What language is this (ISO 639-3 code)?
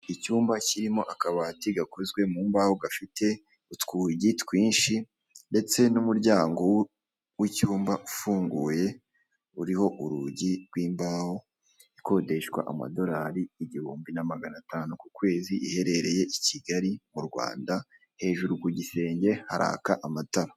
kin